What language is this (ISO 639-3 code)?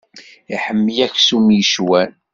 kab